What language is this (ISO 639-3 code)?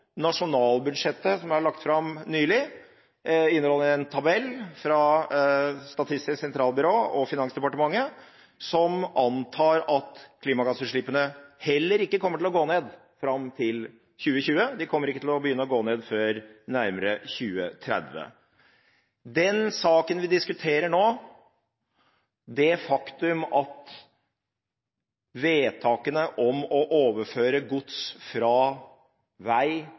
nob